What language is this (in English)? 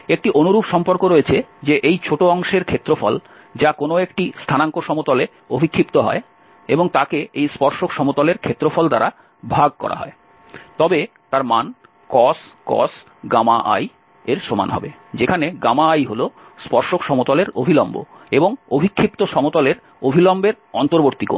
Bangla